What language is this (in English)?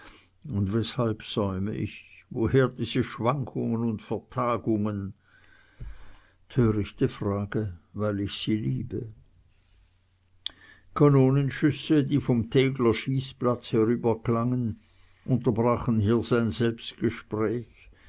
German